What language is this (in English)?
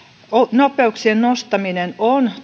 Finnish